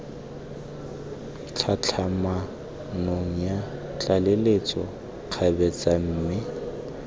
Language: Tswana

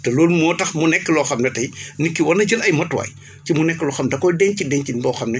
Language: Wolof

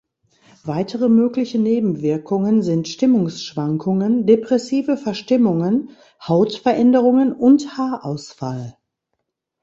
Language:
German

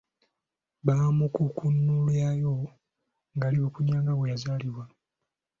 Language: Ganda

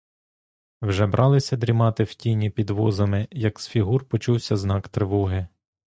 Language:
Ukrainian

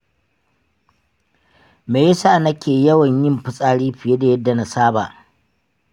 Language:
Hausa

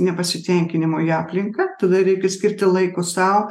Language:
Lithuanian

